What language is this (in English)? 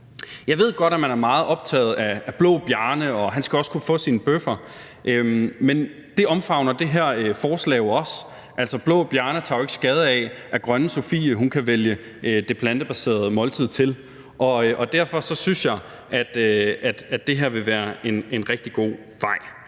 Danish